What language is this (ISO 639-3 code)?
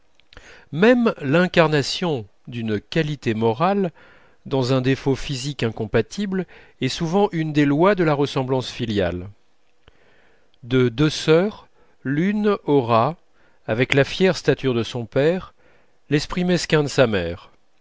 fra